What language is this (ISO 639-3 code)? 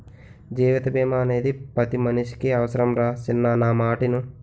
tel